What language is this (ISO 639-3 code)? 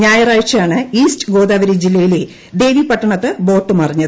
mal